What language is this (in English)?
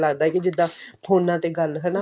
Punjabi